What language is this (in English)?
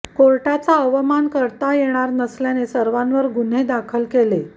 Marathi